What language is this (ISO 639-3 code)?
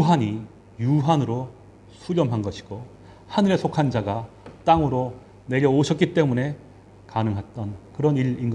kor